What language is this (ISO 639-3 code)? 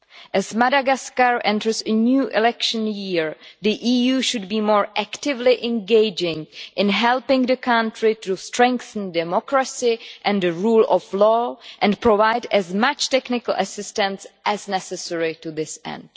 eng